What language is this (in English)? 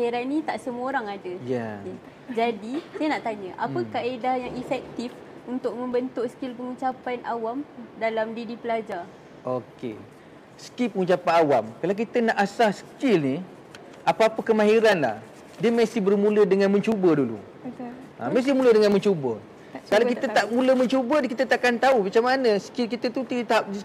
Malay